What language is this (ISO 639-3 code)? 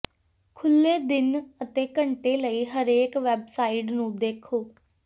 pan